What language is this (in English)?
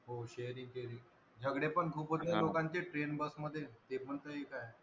Marathi